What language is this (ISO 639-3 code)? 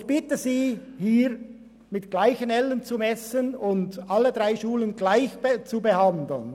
gsw